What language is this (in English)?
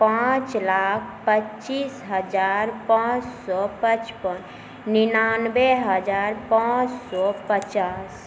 Maithili